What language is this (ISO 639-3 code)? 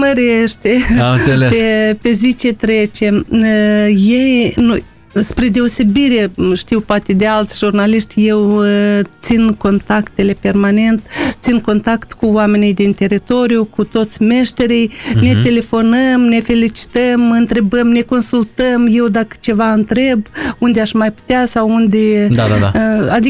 ron